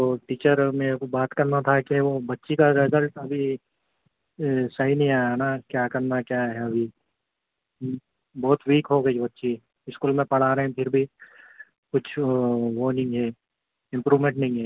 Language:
Urdu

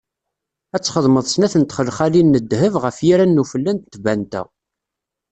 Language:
Kabyle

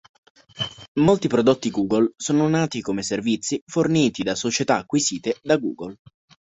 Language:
Italian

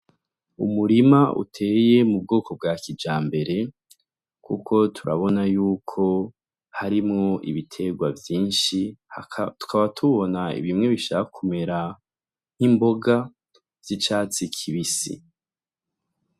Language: Rundi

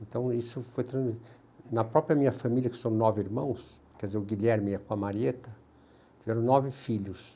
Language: Portuguese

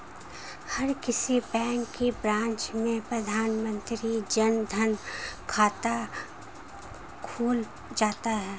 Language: Hindi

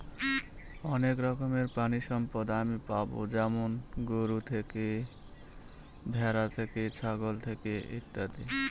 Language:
Bangla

